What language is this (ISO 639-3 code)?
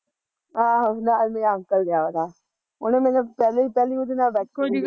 pan